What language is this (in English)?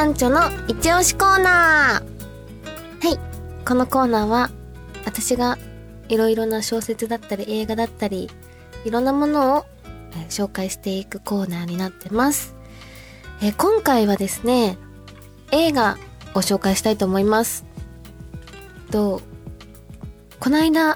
Japanese